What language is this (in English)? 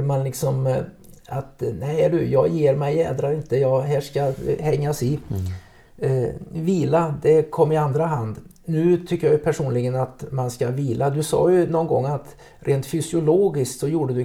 Swedish